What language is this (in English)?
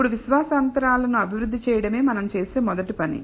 Telugu